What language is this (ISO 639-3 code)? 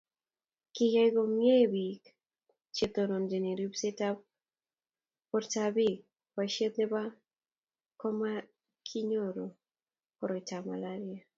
kln